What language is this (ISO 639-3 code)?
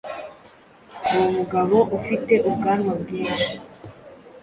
kin